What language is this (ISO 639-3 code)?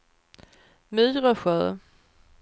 swe